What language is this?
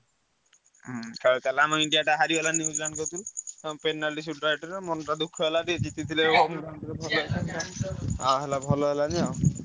Odia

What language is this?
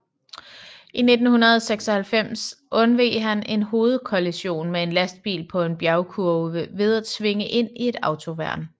Danish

